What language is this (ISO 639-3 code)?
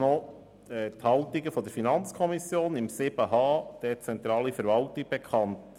gsw